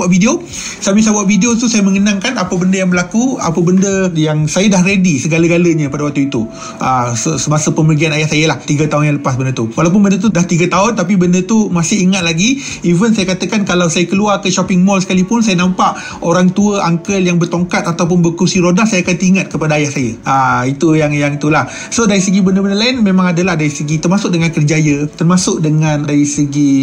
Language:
Malay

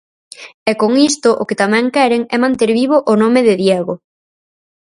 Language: Galician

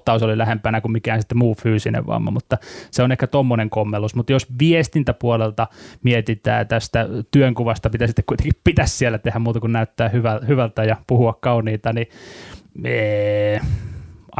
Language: Finnish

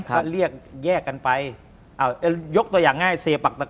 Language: Thai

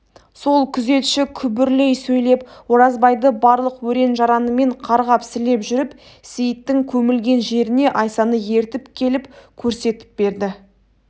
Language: Kazakh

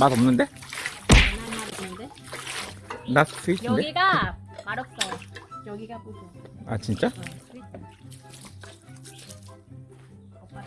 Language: Korean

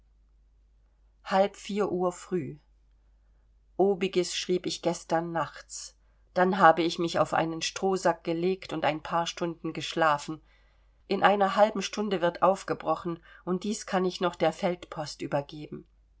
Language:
German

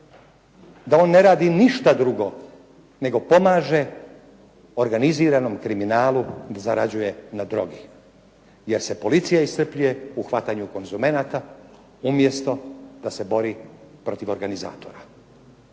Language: Croatian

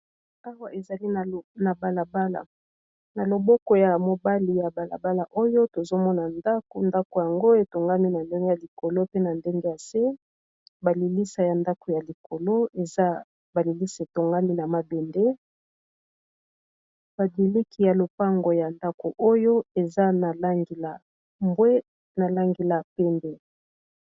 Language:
Lingala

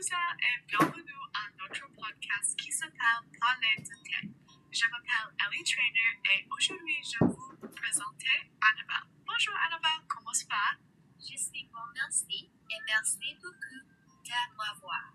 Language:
French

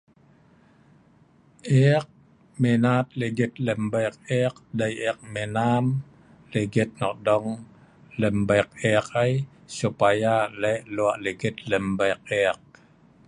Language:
Sa'ban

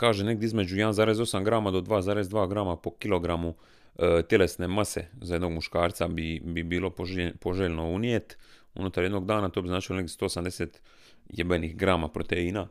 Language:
Croatian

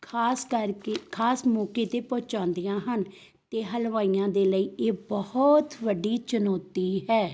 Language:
Punjabi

